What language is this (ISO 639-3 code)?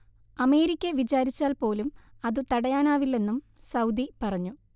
mal